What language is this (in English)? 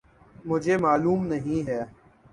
Urdu